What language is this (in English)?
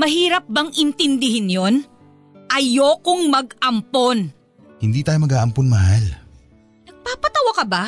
Filipino